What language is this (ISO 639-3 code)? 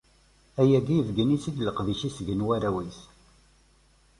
kab